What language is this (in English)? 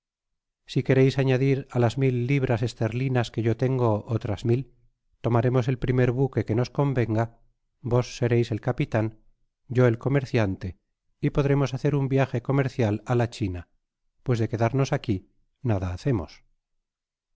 Spanish